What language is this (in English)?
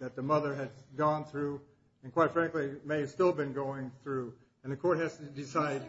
English